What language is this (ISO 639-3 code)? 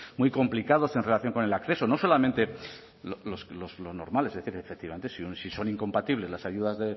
spa